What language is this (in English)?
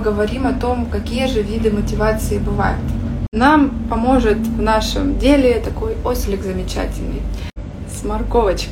Russian